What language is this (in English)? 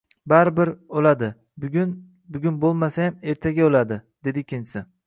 Uzbek